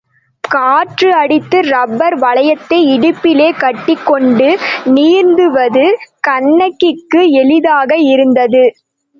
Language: Tamil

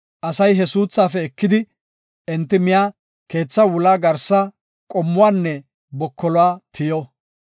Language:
Gofa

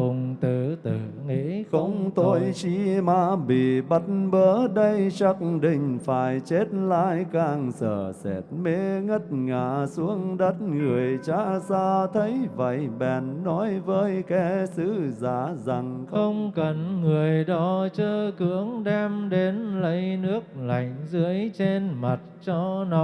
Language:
Vietnamese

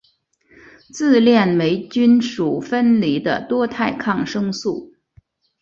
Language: Chinese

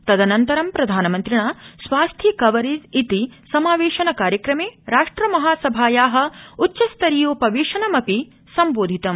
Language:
Sanskrit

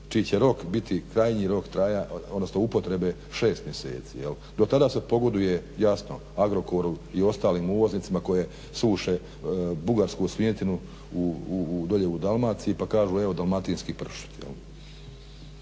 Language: Croatian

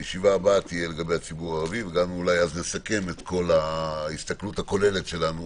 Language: Hebrew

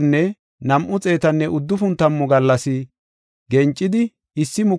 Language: Gofa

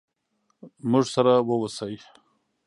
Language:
Pashto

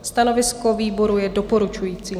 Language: Czech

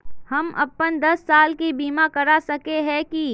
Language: Magahi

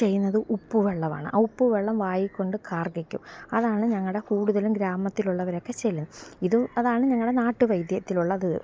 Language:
Malayalam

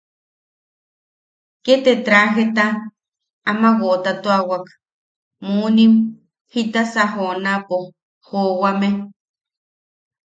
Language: Yaqui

